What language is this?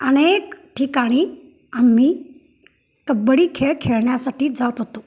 Marathi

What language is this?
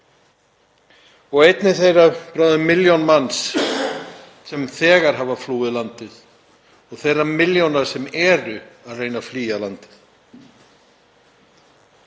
Icelandic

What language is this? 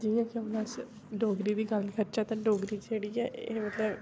Dogri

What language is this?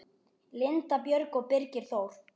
Icelandic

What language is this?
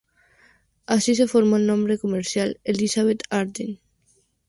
Spanish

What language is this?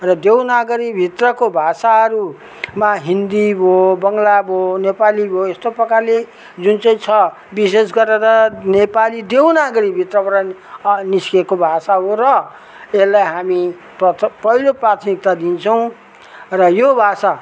Nepali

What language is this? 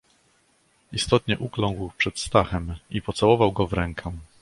Polish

